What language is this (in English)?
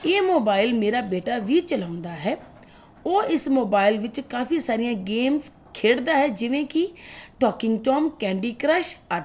Punjabi